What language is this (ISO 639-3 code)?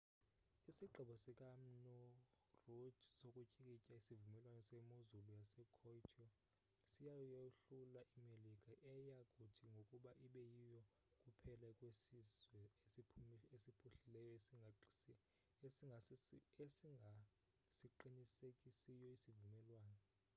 xho